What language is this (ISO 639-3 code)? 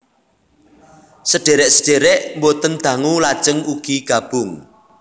jav